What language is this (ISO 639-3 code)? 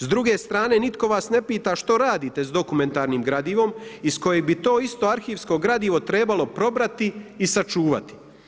hrv